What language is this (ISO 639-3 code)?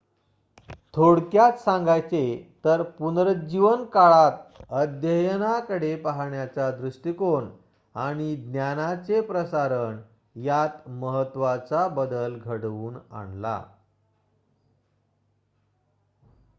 mar